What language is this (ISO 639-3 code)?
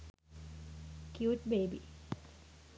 sin